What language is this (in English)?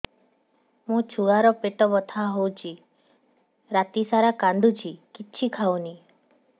Odia